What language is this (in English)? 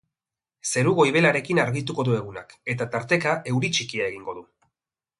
Basque